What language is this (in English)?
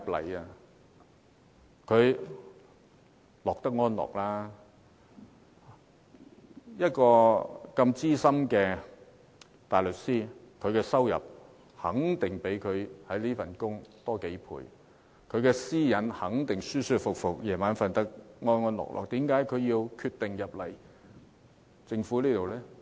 Cantonese